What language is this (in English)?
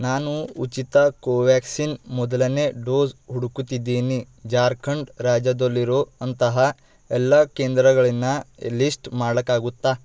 Kannada